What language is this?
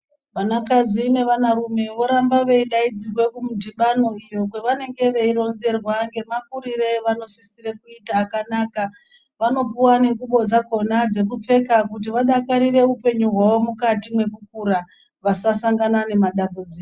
Ndau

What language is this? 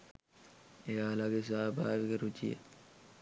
Sinhala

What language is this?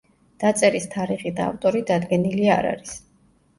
Georgian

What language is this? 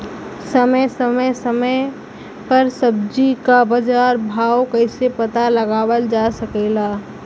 Bhojpuri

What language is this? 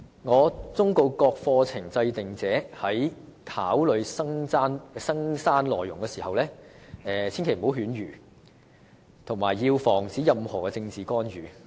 Cantonese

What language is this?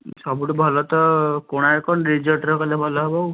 Odia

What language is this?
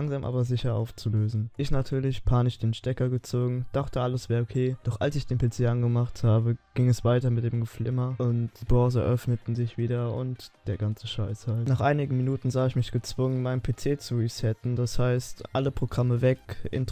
German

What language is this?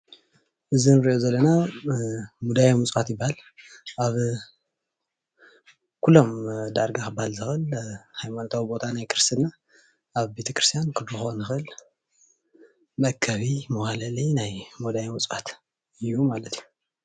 Tigrinya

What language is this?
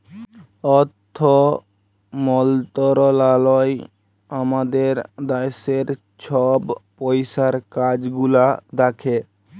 Bangla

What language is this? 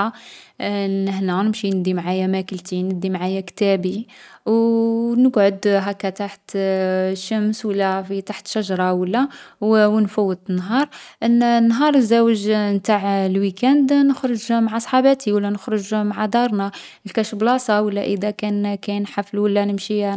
Algerian Arabic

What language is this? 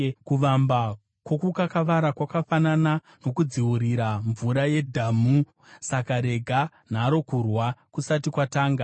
Shona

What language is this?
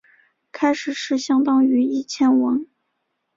Chinese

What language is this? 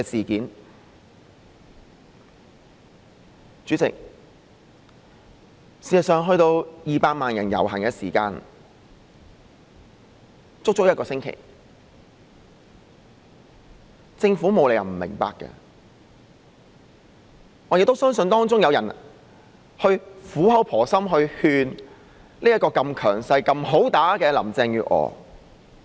Cantonese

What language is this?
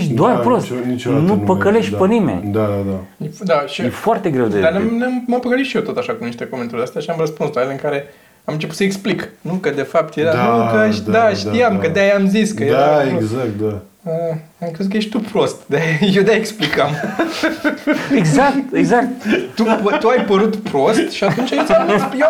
Romanian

